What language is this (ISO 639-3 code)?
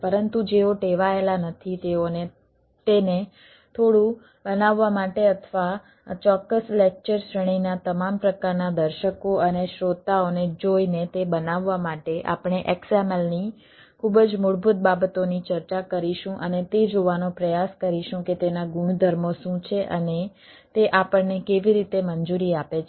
guj